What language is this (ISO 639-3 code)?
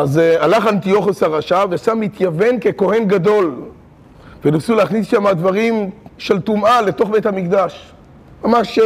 heb